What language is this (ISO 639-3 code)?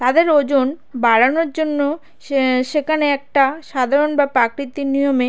ben